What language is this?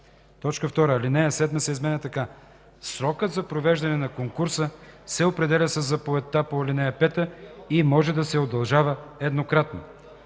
Bulgarian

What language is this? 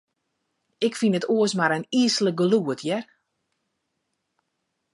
Western Frisian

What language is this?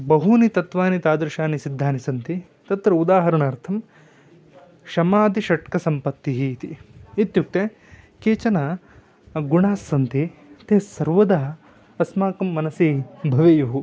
Sanskrit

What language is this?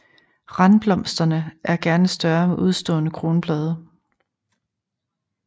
Danish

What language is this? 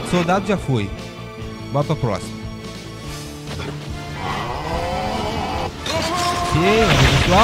Portuguese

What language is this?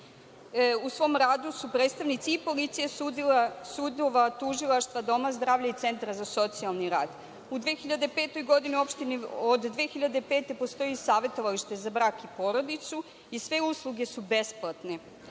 Serbian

